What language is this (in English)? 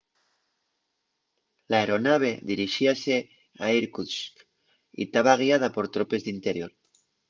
Asturian